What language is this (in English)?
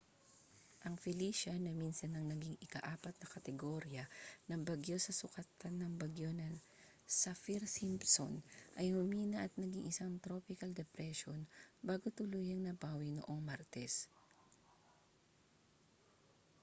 Filipino